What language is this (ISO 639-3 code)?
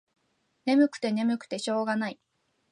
jpn